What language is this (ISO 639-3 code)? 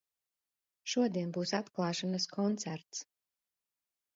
lav